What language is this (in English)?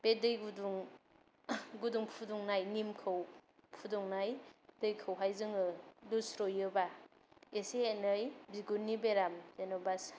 Bodo